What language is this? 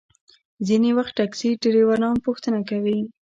Pashto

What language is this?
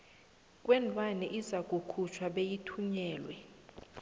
South Ndebele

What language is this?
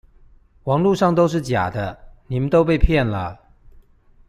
Chinese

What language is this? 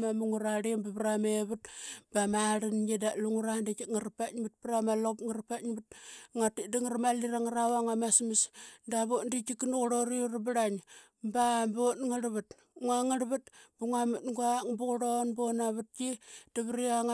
Qaqet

